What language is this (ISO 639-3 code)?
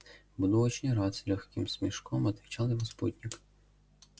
rus